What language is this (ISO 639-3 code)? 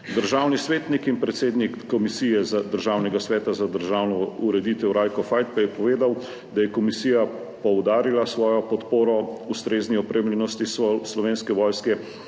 slv